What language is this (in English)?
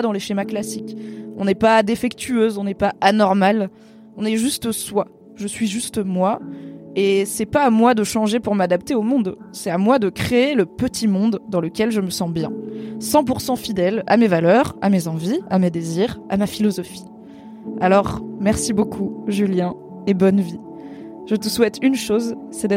French